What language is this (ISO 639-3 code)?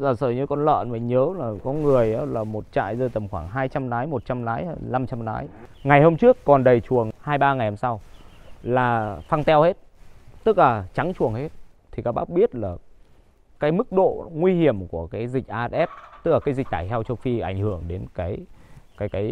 vie